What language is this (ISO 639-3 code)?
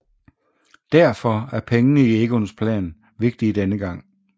dan